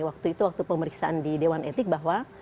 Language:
Indonesian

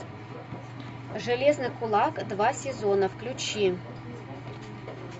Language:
Russian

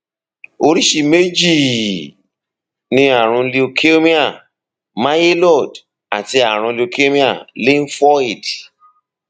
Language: Yoruba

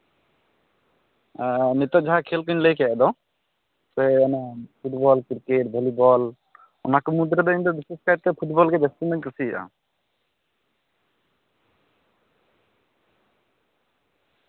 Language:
Santali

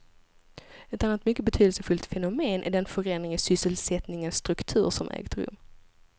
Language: Swedish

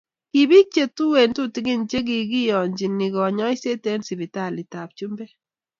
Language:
Kalenjin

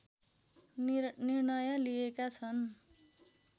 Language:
Nepali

